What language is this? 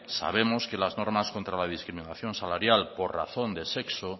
Spanish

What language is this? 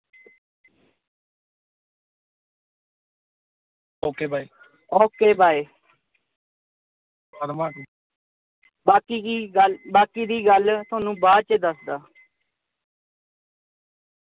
Punjabi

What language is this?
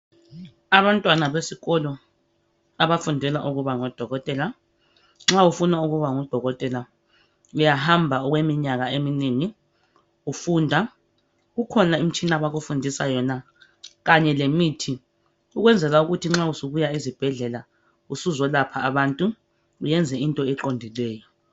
North Ndebele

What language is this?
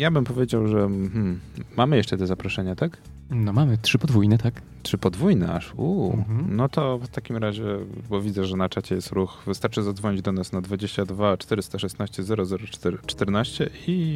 Polish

